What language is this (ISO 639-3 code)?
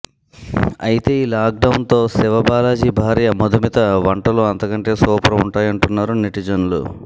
tel